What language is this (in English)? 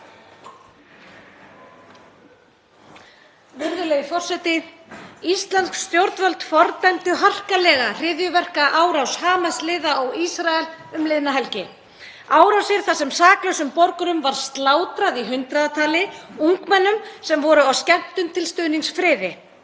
Icelandic